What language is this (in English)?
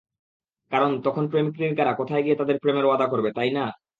Bangla